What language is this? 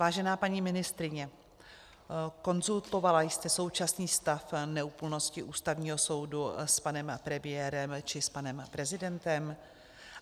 Czech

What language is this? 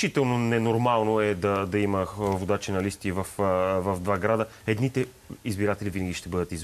Bulgarian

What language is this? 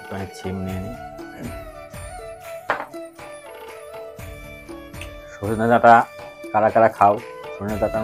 Romanian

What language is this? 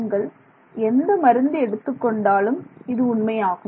Tamil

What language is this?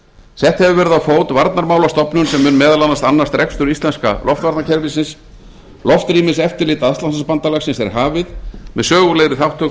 Icelandic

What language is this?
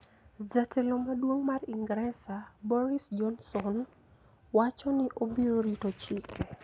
Luo (Kenya and Tanzania)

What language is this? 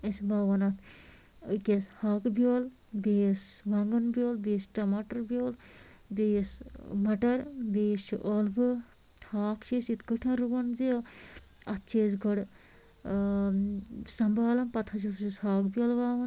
Kashmiri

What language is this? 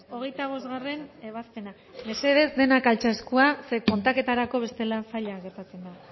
Basque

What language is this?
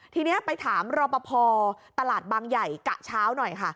Thai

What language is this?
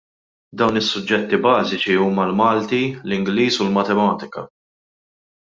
Maltese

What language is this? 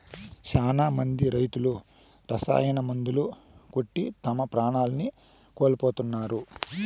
Telugu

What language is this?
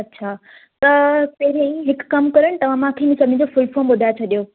Sindhi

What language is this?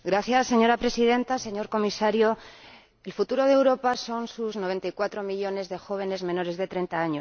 Spanish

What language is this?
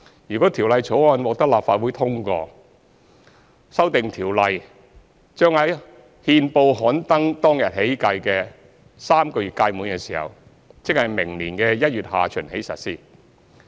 Cantonese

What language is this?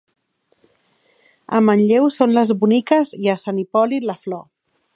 Catalan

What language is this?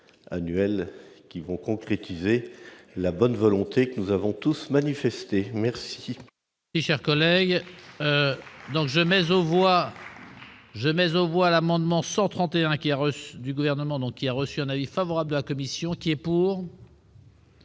French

